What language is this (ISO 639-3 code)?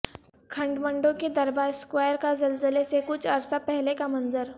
urd